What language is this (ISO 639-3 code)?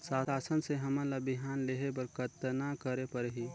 hne